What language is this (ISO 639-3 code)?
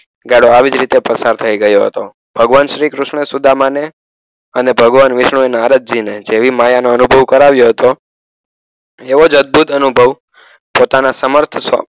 guj